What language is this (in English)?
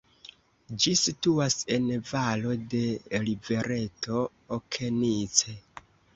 Esperanto